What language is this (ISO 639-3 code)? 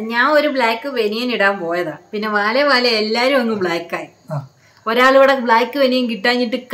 mal